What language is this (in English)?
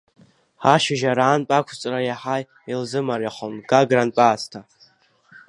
Abkhazian